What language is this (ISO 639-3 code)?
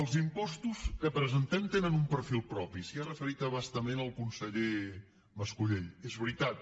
cat